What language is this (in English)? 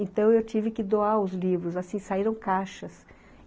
Portuguese